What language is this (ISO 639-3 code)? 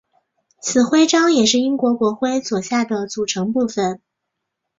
zho